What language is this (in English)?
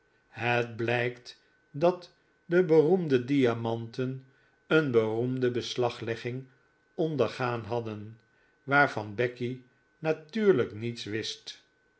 Dutch